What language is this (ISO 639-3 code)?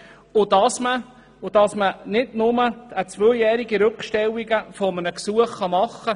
gsw